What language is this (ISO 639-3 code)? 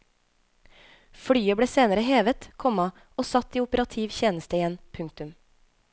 nor